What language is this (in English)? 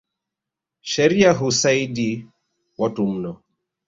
Swahili